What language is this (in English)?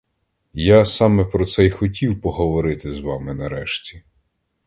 Ukrainian